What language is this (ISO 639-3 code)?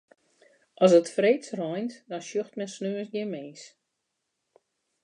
fry